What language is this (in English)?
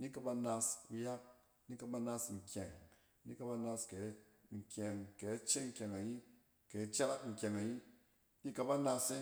Cen